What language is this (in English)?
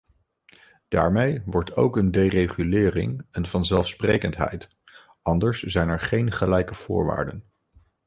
Dutch